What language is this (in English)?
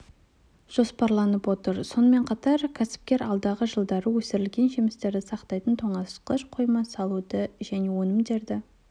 Kazakh